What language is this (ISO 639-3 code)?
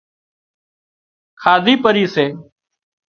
kxp